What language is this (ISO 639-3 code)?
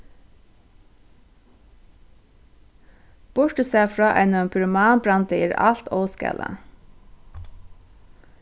fao